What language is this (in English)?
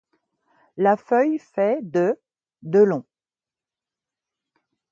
French